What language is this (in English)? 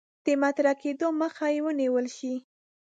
Pashto